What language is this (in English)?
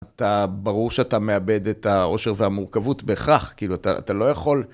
Hebrew